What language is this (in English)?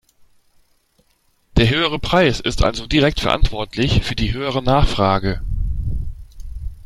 German